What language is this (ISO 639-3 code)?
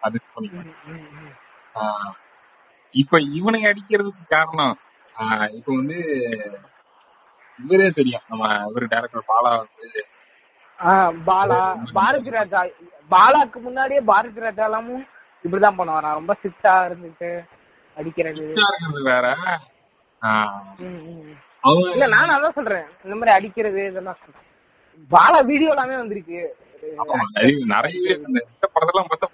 tam